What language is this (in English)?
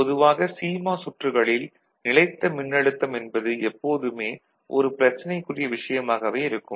Tamil